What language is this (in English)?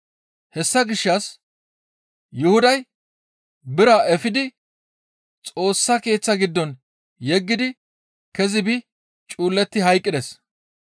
Gamo